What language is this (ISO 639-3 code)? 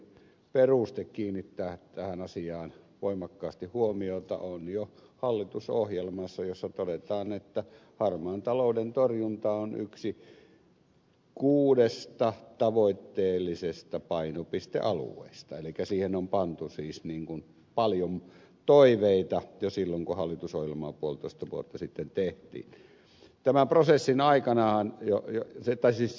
fin